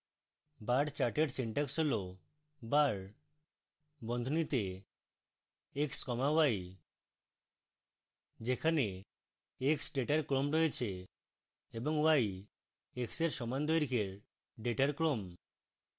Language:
Bangla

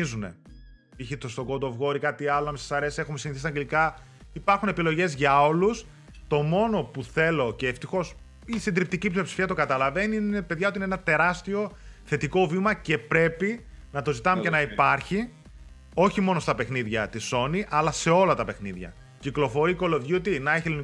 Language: Greek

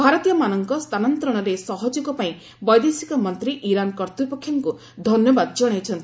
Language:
Odia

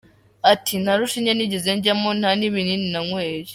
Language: Kinyarwanda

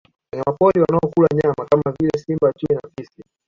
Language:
Swahili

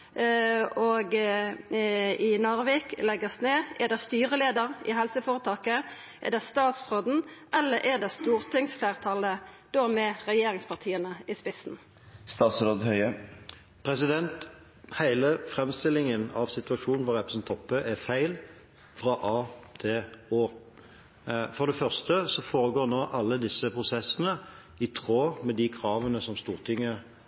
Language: Norwegian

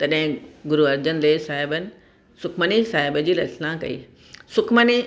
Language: Sindhi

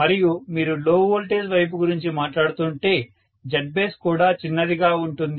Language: Telugu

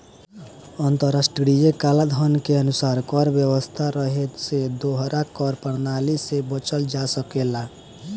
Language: Bhojpuri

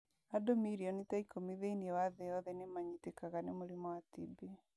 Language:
Kikuyu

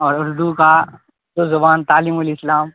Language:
Urdu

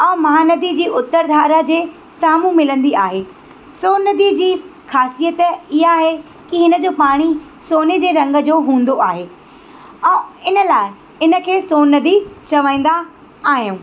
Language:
Sindhi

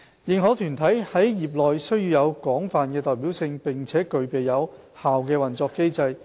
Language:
Cantonese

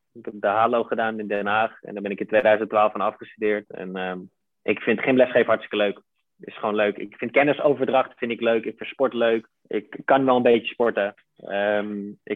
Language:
Dutch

